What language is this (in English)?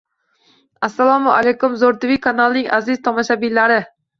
Uzbek